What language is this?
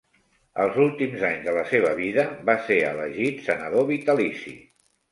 Catalan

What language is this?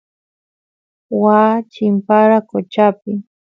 Santiago del Estero Quichua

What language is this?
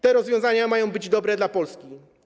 Polish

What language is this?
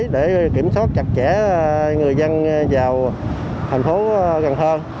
Vietnamese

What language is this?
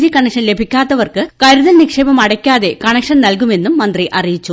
Malayalam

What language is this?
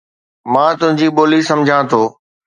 Sindhi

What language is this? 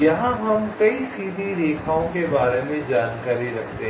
Hindi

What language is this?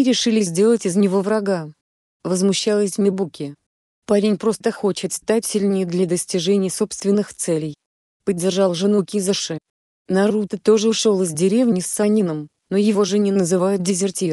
Russian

